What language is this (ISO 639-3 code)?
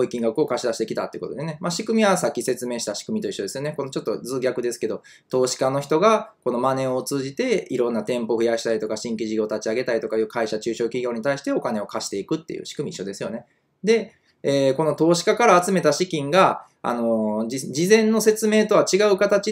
jpn